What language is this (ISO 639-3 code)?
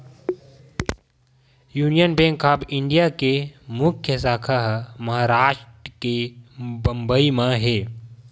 hne